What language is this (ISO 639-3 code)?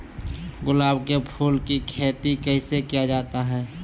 mag